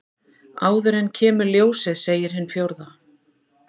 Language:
Icelandic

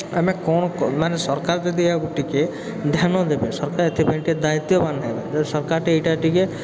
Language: Odia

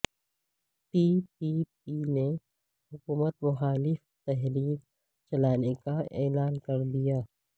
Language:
Urdu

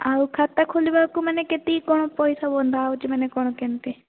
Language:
Odia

